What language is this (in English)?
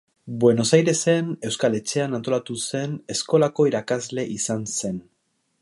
Basque